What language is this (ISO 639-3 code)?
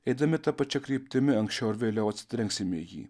lit